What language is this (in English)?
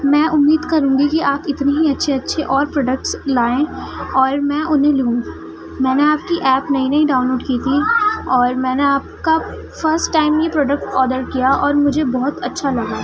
Urdu